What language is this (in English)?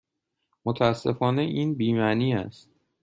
Persian